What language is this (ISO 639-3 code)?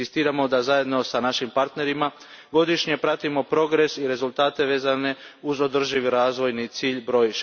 hrv